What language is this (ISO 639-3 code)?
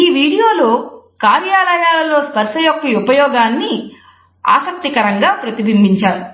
tel